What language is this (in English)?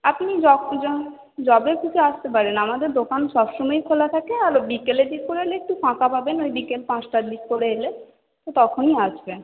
Bangla